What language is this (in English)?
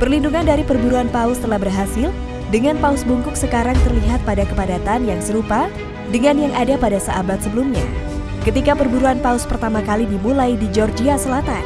Indonesian